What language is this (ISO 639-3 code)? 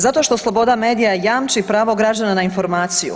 hrv